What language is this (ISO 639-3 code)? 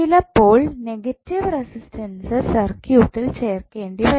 mal